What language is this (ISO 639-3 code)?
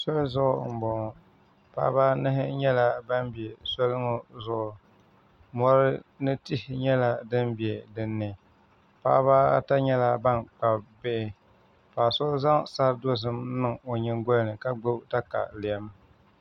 dag